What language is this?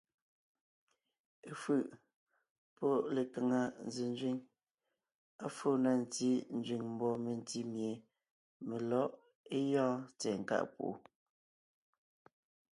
Ngiemboon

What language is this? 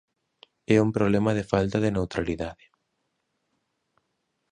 Galician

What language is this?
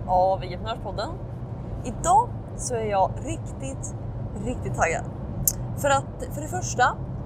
Swedish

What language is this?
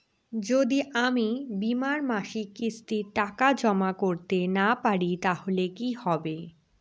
Bangla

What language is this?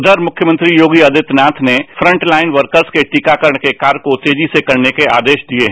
Hindi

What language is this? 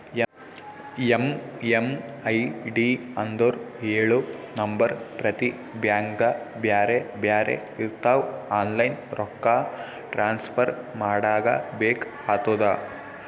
Kannada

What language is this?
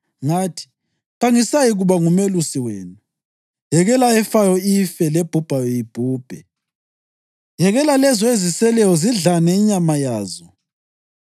North Ndebele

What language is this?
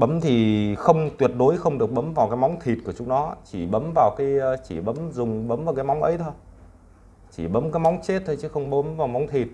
Vietnamese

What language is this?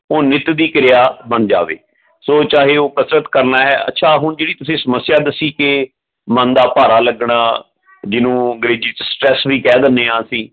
Punjabi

